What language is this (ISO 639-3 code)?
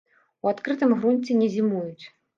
bel